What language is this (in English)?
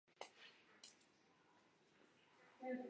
Chinese